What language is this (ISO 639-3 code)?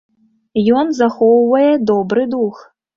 bel